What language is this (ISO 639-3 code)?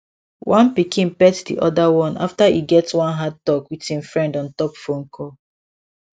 pcm